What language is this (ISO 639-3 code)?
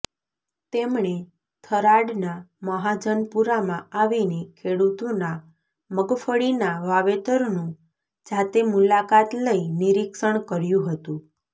guj